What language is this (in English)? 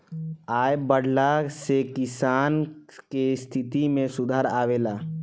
Bhojpuri